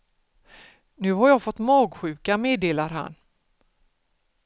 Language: Swedish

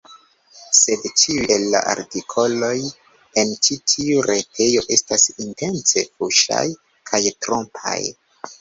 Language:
Esperanto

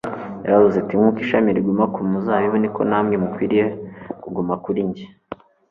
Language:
Kinyarwanda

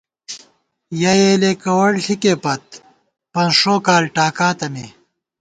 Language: Gawar-Bati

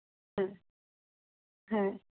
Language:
Bangla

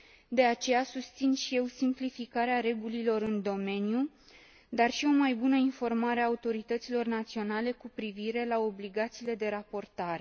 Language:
Romanian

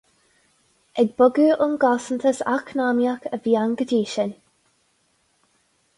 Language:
Irish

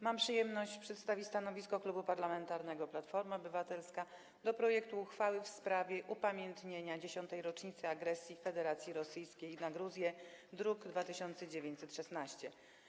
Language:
Polish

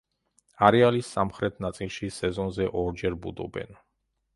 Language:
Georgian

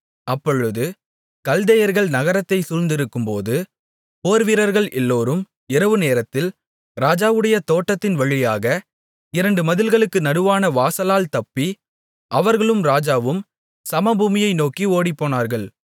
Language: Tamil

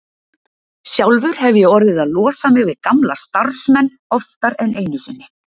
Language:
Icelandic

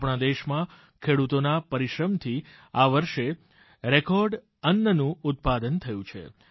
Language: Gujarati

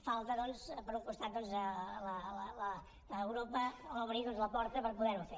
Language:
Catalan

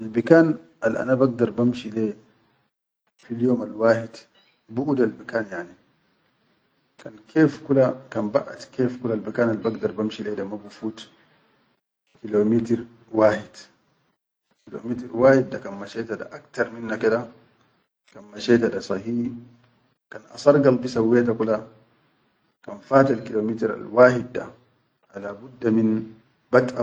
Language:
Chadian Arabic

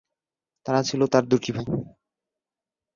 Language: Bangla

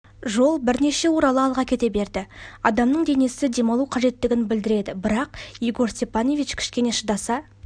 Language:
Kazakh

